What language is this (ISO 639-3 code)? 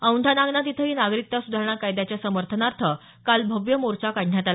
mar